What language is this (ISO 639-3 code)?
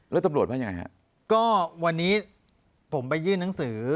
tha